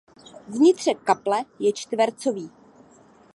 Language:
Czech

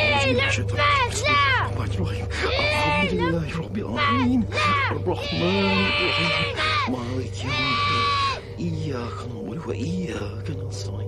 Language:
Malay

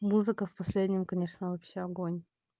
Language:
Russian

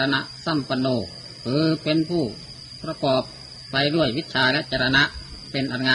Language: Thai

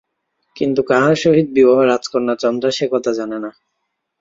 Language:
Bangla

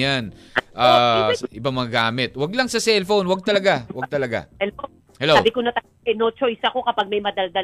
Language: Filipino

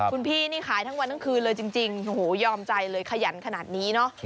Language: Thai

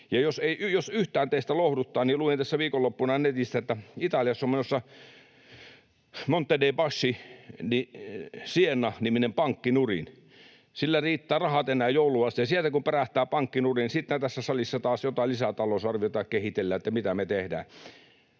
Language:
Finnish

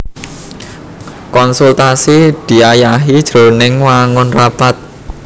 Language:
Javanese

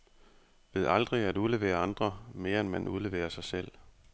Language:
Danish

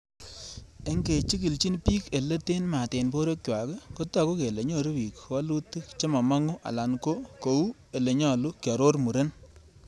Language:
Kalenjin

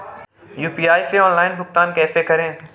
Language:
Hindi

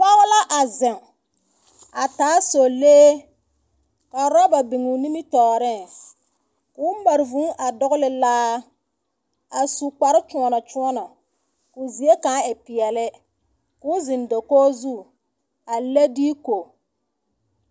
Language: Southern Dagaare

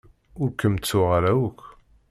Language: Kabyle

